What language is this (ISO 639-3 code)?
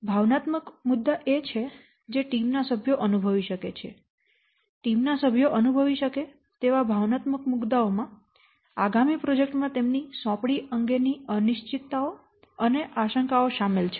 guj